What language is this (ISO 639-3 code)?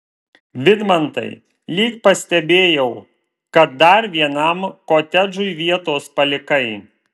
lit